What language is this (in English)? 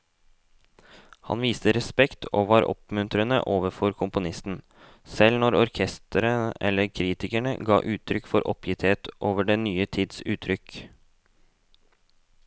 Norwegian